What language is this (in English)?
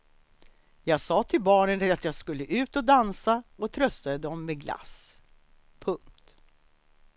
Swedish